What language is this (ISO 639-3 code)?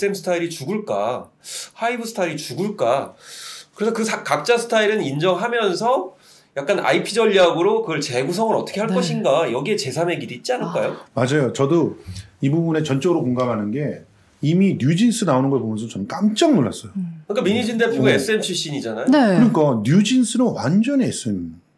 kor